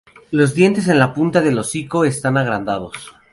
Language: Spanish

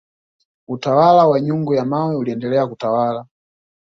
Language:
Swahili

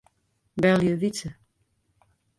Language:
Western Frisian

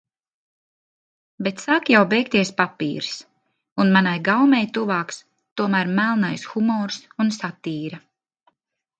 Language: Latvian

